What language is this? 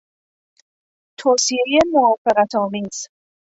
Persian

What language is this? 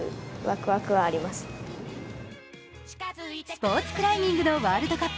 Japanese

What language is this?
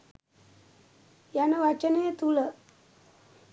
Sinhala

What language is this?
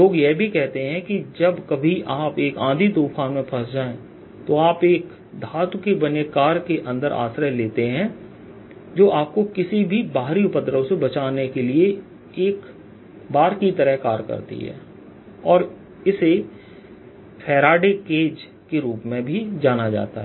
Hindi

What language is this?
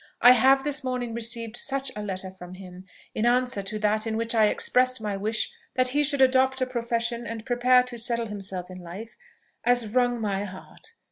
English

